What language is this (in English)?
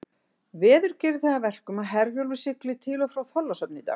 Icelandic